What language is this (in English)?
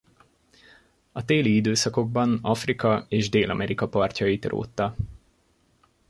Hungarian